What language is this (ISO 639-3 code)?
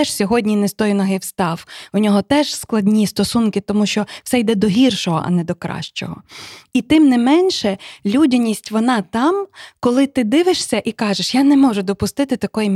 ukr